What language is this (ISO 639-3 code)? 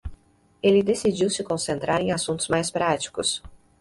por